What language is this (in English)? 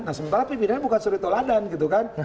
Indonesian